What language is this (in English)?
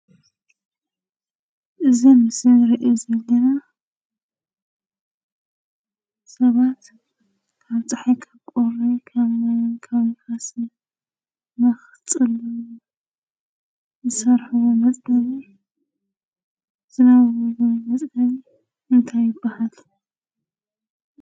Tigrinya